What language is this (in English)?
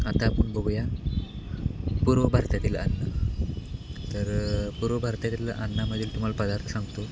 Marathi